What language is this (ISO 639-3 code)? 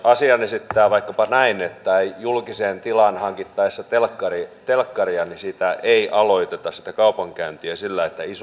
fin